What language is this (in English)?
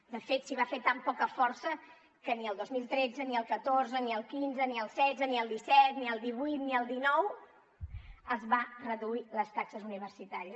Catalan